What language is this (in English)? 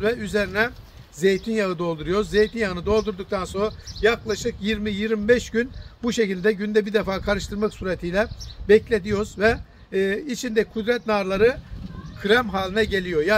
Turkish